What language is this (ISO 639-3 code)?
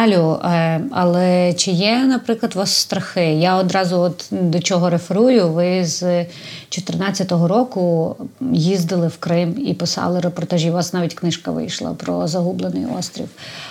ukr